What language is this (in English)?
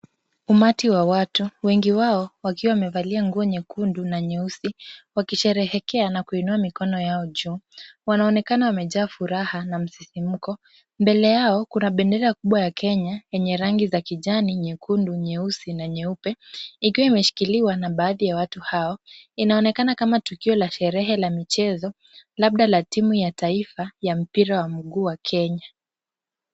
Swahili